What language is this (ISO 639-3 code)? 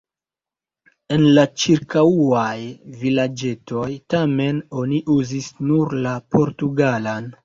epo